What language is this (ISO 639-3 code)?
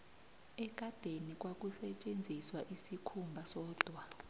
nbl